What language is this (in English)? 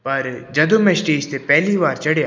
Punjabi